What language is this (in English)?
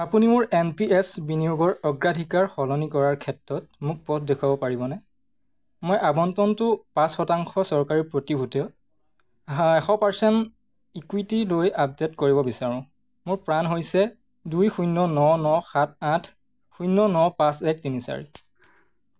Assamese